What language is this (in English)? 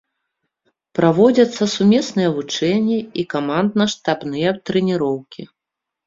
Belarusian